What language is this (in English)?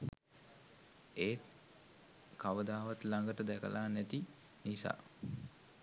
Sinhala